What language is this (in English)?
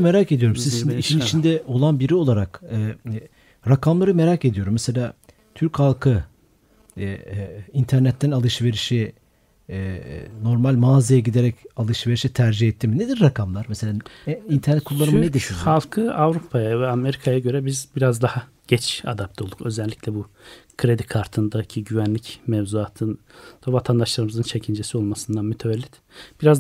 Turkish